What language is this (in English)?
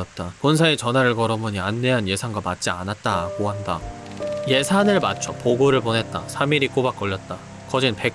Korean